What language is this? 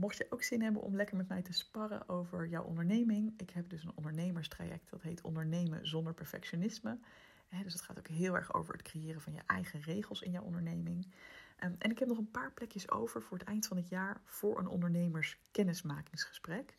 Dutch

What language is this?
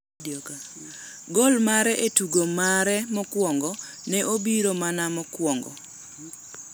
Luo (Kenya and Tanzania)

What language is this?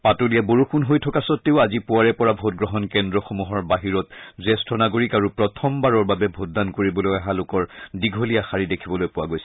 Assamese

